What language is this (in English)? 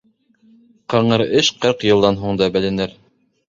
Bashkir